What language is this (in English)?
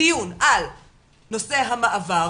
Hebrew